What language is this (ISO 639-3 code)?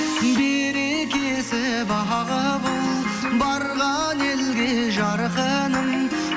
kaz